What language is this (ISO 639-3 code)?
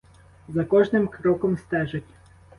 ukr